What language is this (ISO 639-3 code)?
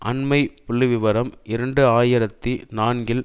tam